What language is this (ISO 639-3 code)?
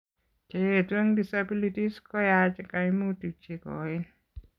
kln